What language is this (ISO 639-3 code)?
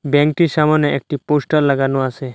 ben